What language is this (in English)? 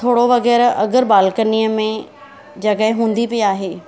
Sindhi